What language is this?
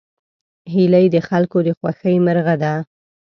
Pashto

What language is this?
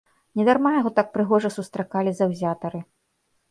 Belarusian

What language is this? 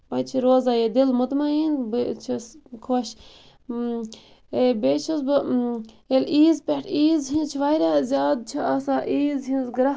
Kashmiri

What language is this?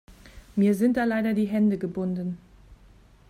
German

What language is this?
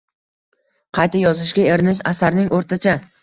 Uzbek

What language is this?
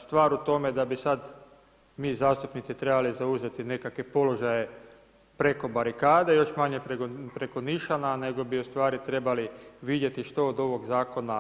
Croatian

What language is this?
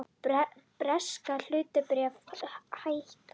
Icelandic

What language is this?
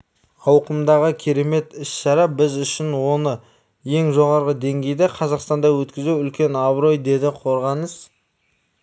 Kazakh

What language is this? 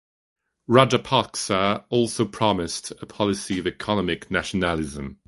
English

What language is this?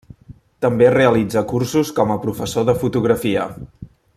Catalan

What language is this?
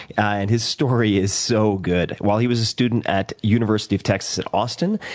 English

